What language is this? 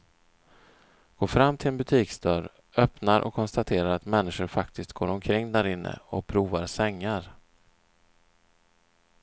Swedish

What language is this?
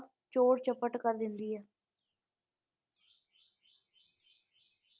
Punjabi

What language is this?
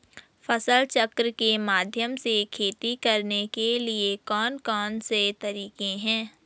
Hindi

